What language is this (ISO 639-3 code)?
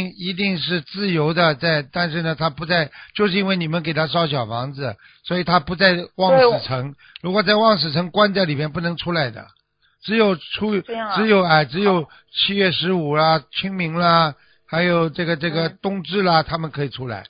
zho